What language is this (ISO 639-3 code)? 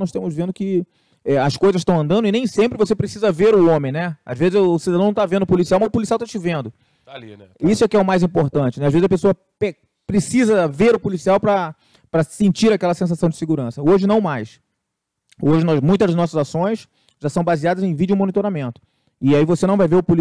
por